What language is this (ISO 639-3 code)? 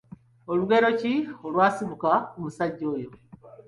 lug